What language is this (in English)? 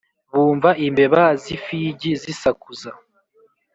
Kinyarwanda